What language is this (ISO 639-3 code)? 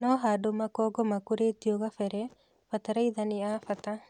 kik